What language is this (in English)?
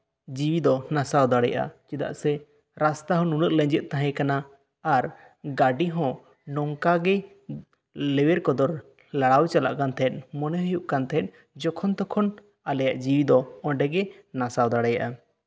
Santali